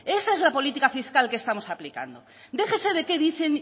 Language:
Spanish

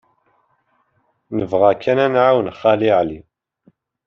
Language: Kabyle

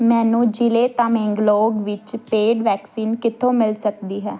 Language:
Punjabi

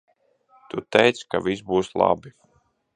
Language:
Latvian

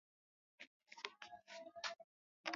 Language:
Swahili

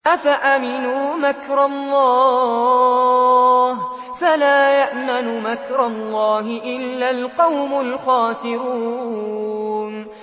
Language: Arabic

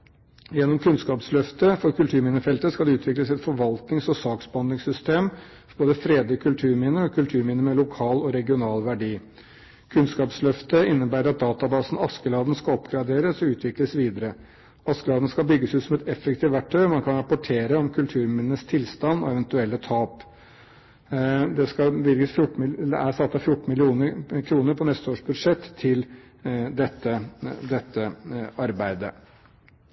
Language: Norwegian Bokmål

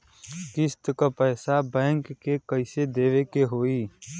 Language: Bhojpuri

